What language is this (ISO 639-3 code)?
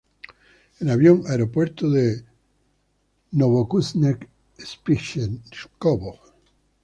spa